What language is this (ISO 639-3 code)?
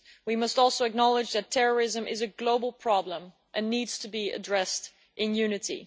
eng